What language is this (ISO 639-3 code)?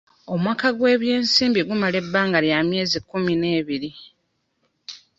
lug